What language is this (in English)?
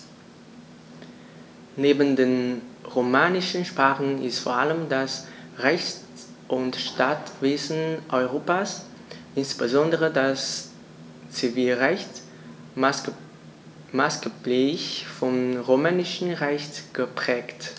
German